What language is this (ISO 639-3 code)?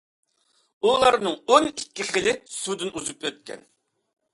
uig